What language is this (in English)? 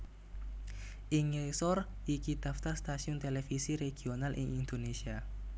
Javanese